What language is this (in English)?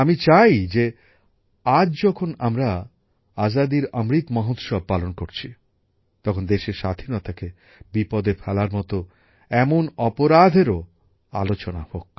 Bangla